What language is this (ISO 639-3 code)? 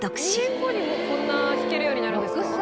jpn